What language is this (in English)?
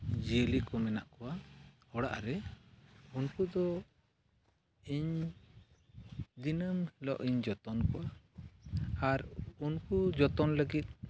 Santali